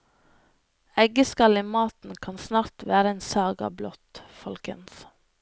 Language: Norwegian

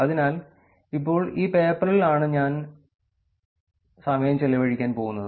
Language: Malayalam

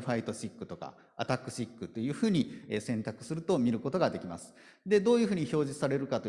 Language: Japanese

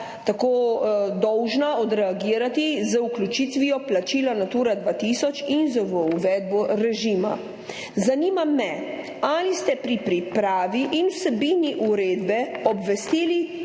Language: Slovenian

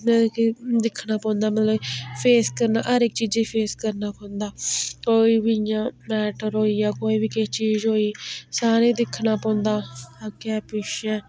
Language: Dogri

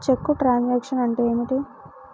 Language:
Telugu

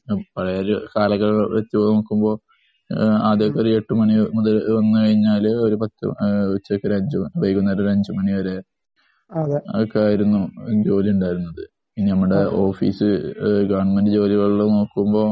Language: Malayalam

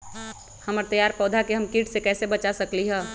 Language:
Magahi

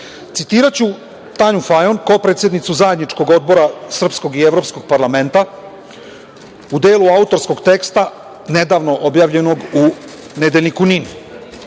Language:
Serbian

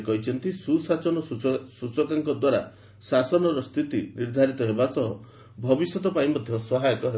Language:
Odia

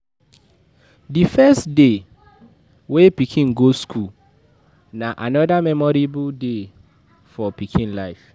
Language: Nigerian Pidgin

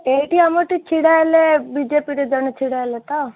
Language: Odia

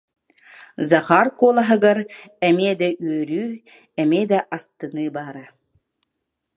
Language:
Yakut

